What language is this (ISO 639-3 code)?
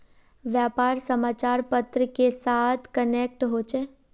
mag